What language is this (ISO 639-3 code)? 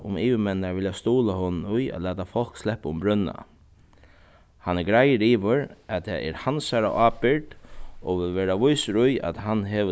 fao